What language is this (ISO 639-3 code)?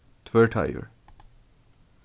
fao